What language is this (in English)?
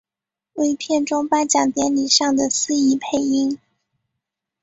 Chinese